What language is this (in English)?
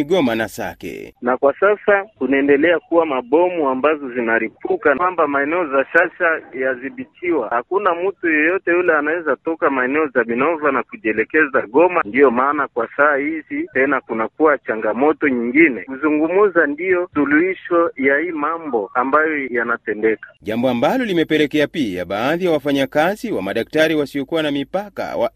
Swahili